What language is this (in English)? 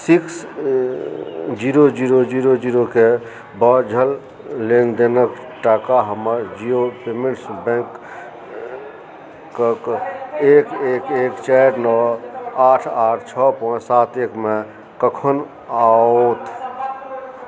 Maithili